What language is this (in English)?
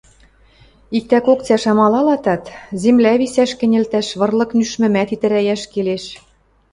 Western Mari